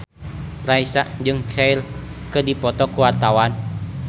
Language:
Sundanese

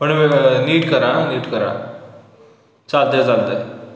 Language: Marathi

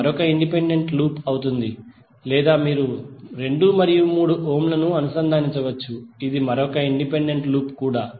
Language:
Telugu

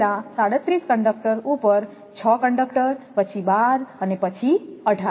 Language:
Gujarati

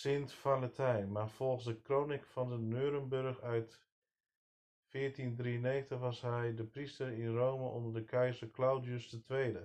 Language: Dutch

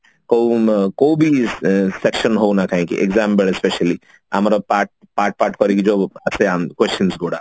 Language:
Odia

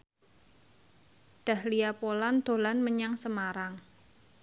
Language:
Javanese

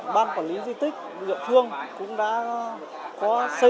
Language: Vietnamese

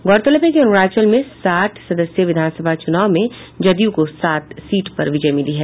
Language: Hindi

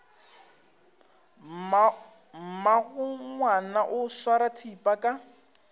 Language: Northern Sotho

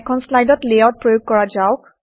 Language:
Assamese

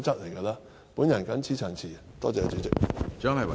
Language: Cantonese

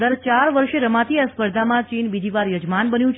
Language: Gujarati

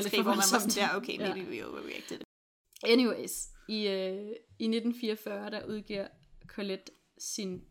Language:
Danish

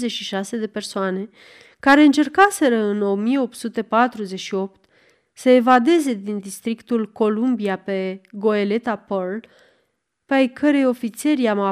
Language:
Romanian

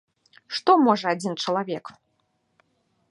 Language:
Belarusian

